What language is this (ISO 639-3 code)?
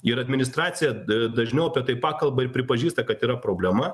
lit